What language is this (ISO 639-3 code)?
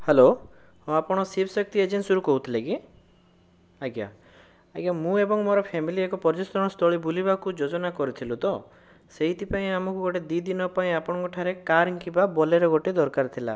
ori